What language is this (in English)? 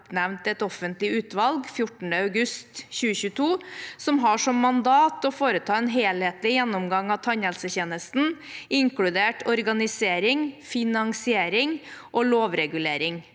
Norwegian